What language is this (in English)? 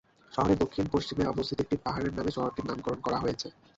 Bangla